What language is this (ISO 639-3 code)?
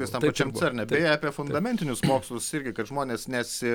lit